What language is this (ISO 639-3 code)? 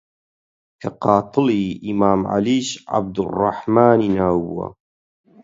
ckb